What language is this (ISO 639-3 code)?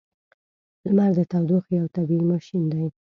pus